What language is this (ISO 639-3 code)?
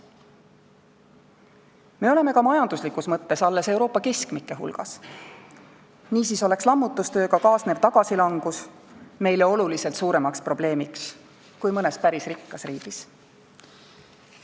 est